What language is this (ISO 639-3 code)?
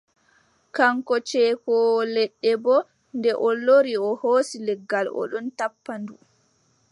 fub